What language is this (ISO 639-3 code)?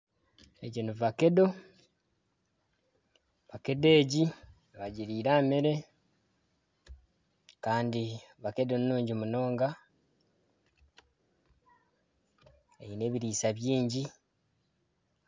nyn